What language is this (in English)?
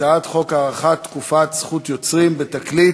Hebrew